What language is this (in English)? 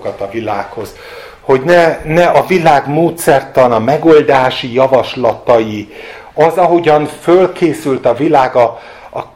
Hungarian